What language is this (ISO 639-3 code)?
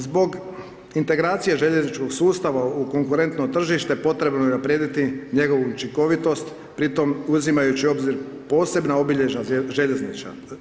hrv